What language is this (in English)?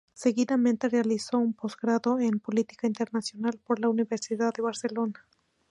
Spanish